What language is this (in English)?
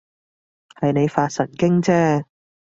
Cantonese